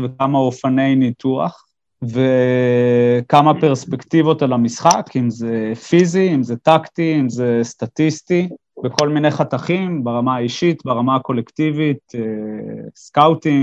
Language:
Hebrew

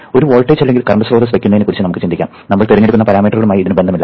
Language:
Malayalam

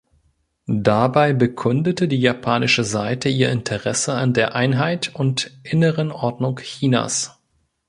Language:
German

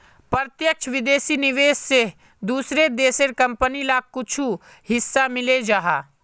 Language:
Magahi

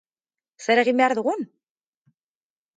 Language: Basque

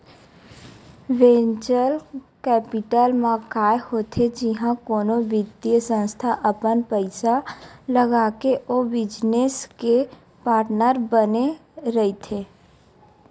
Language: Chhattisgarhi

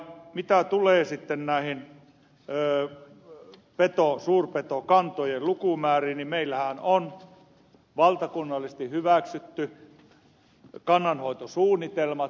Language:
Finnish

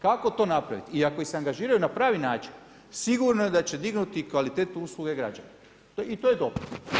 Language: Croatian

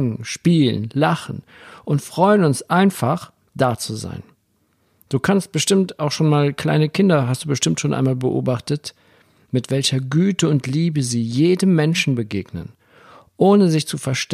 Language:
German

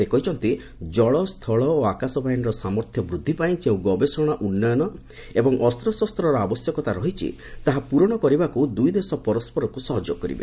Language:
Odia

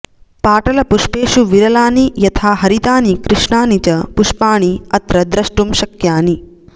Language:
Sanskrit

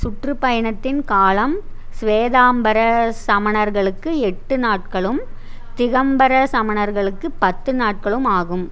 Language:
Tamil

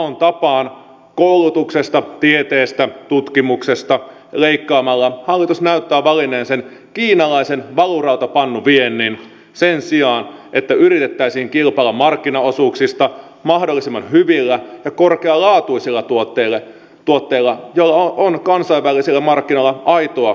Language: Finnish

